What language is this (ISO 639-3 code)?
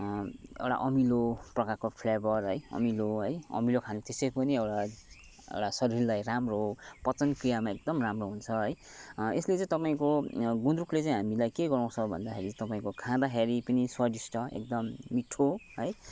nep